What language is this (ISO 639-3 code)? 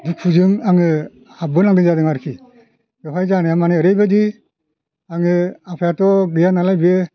brx